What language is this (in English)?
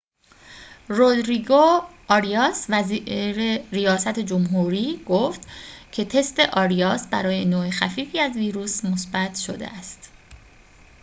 Persian